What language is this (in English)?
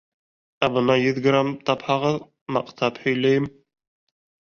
Bashkir